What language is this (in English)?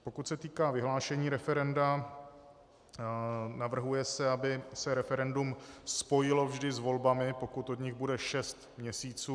Czech